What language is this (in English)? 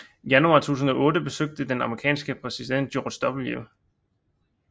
Danish